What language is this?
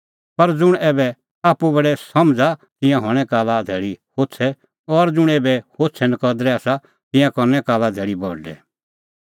Kullu Pahari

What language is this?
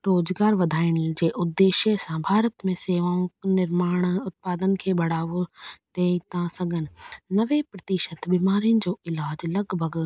Sindhi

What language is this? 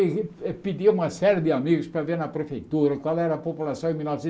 Portuguese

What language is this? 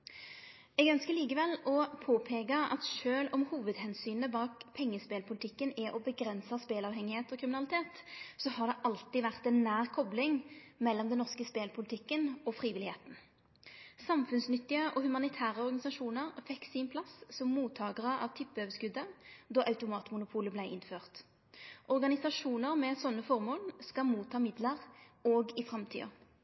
Norwegian Nynorsk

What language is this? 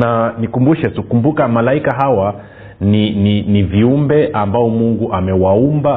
Swahili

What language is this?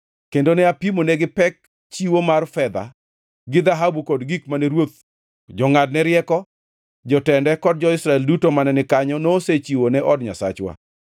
Luo (Kenya and Tanzania)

